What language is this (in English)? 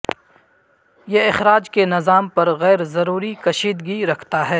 Urdu